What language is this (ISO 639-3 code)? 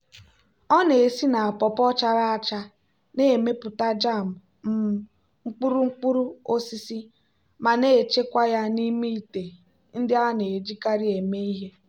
ibo